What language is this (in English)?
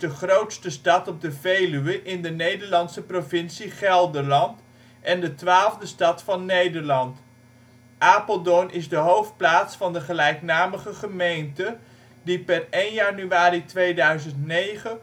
Dutch